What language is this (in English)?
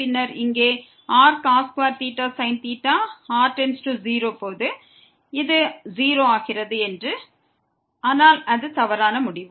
Tamil